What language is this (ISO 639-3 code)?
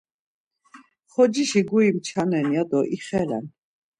lzz